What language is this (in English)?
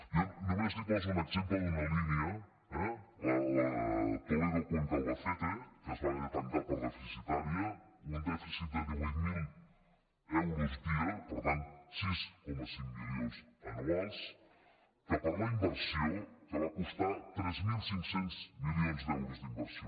Catalan